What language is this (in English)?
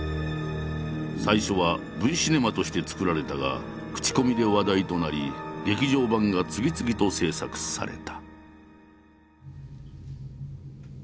Japanese